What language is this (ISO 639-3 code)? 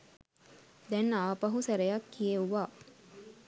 sin